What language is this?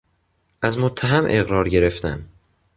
Persian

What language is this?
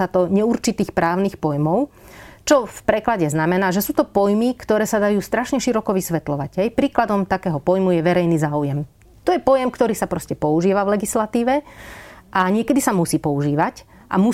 Slovak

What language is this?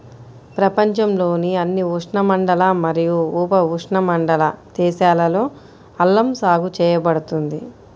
Telugu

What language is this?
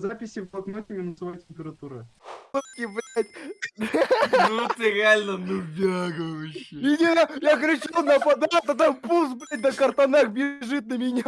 Russian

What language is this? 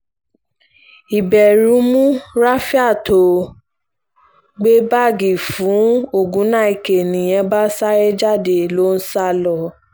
Yoruba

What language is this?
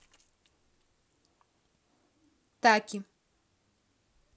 Russian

